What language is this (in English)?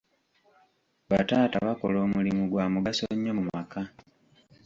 Ganda